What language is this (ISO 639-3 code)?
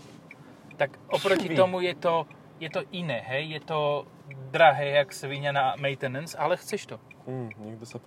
slk